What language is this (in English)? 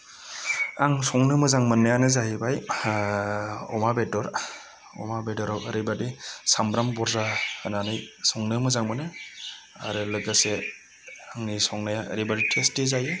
Bodo